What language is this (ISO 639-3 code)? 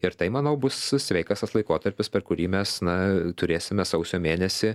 lit